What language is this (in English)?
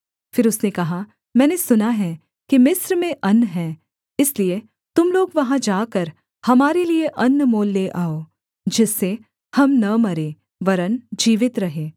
Hindi